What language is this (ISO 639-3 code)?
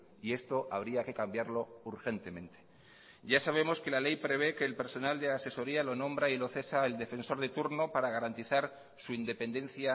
spa